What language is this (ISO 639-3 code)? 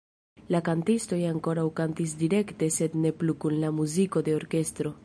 epo